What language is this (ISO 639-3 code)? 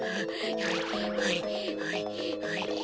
jpn